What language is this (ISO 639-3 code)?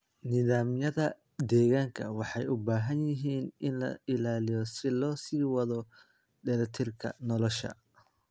som